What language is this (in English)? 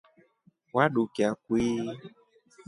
Rombo